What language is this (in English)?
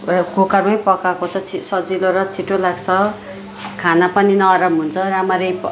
Nepali